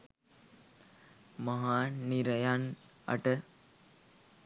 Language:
Sinhala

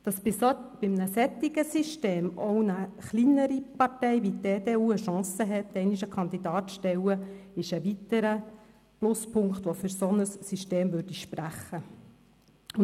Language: Swiss German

